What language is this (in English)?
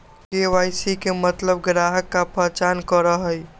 Magahi